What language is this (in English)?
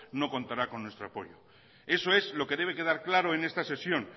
Spanish